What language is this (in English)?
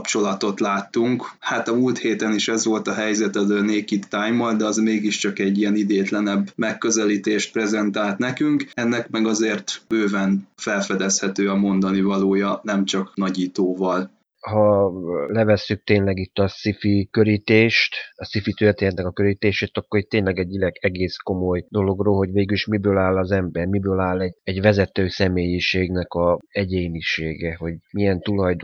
Hungarian